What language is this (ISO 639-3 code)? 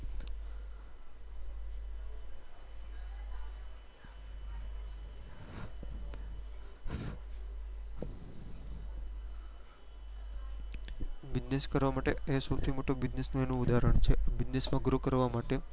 guj